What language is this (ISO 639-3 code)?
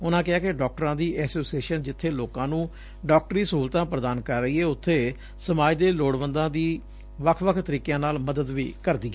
pan